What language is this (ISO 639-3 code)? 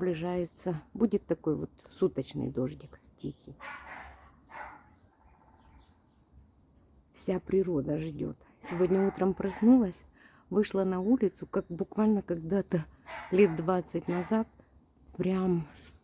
rus